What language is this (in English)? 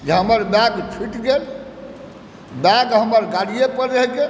Maithili